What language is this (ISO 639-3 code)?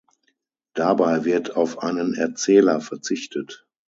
deu